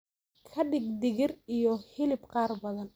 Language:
Somali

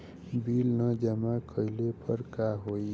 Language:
Bhojpuri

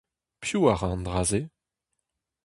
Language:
Breton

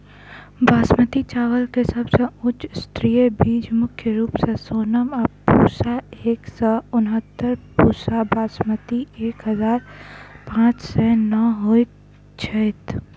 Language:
Maithili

